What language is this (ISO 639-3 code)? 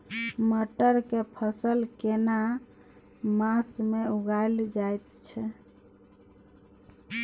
mai